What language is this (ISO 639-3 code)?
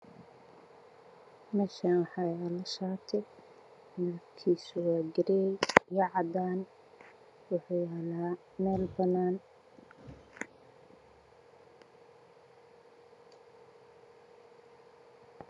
som